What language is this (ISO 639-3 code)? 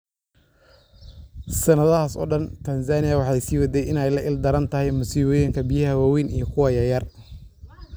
som